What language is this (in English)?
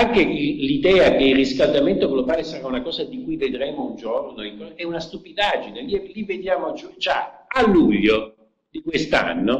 Italian